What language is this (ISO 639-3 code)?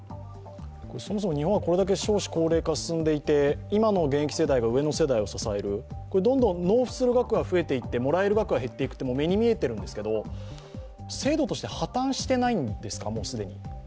jpn